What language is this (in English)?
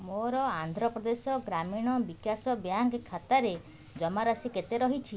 Odia